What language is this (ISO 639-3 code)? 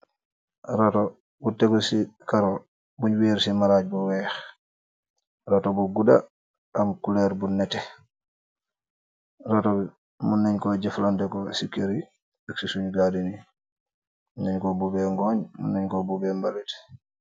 wol